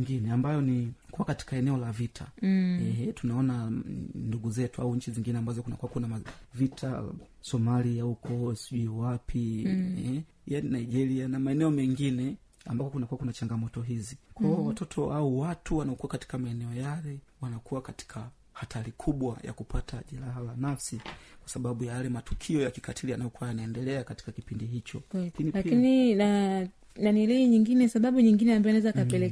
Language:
Swahili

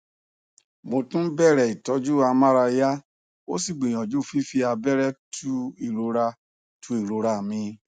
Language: Yoruba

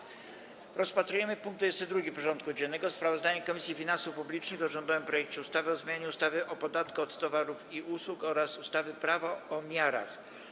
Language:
Polish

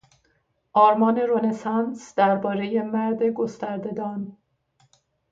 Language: Persian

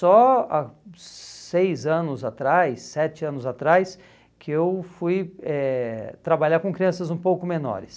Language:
Portuguese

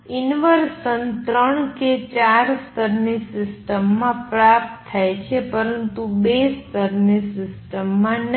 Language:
Gujarati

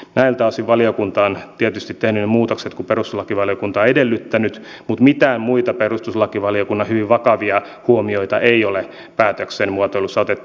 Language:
Finnish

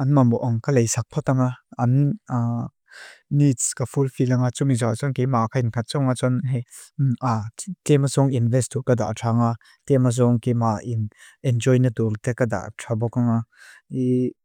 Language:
Mizo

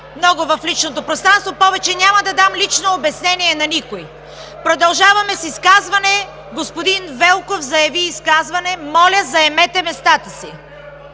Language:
Bulgarian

